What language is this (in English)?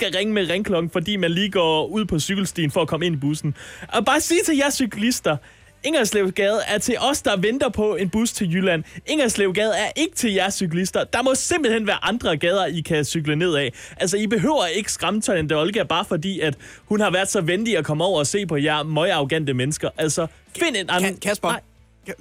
Danish